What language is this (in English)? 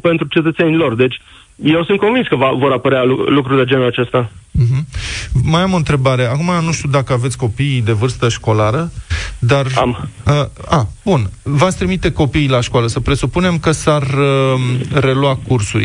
Romanian